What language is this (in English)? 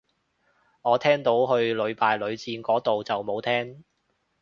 Cantonese